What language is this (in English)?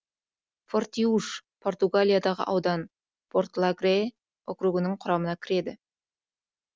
Kazakh